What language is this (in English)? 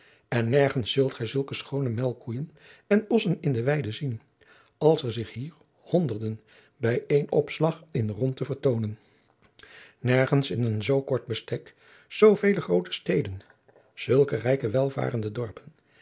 Dutch